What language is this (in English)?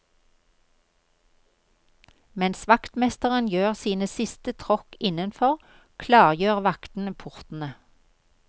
Norwegian